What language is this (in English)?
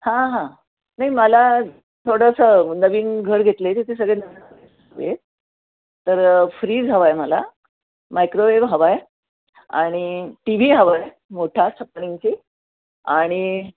Marathi